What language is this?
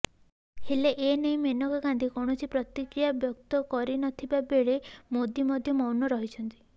Odia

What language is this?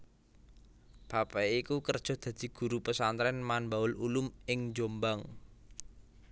Javanese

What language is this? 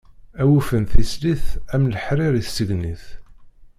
Kabyle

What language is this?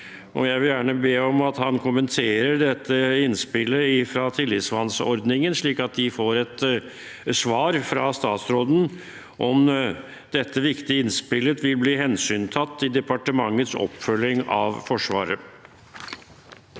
Norwegian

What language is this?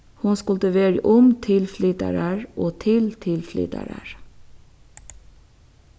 Faroese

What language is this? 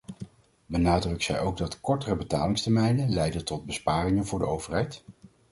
Dutch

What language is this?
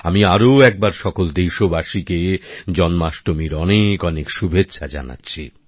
Bangla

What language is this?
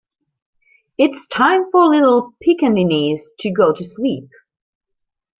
English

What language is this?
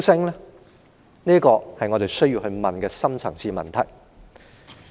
Cantonese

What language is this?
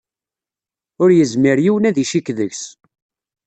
Kabyle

